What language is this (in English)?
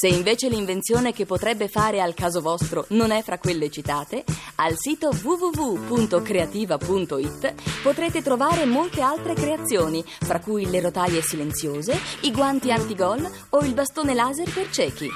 Italian